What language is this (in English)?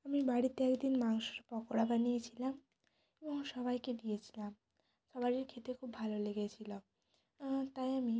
Bangla